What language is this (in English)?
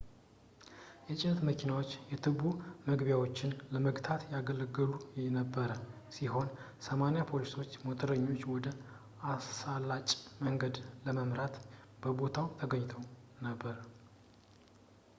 Amharic